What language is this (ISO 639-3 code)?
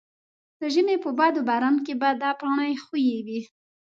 pus